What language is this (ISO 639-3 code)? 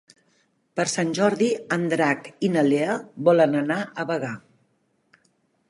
cat